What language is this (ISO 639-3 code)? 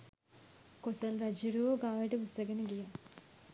sin